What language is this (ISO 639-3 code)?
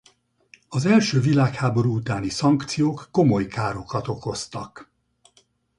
hun